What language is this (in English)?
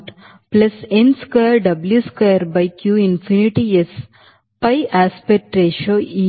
Kannada